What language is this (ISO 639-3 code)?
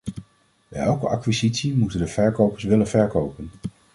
nld